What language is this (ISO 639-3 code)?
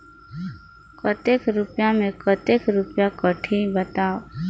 hne